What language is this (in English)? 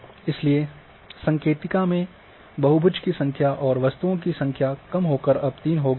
Hindi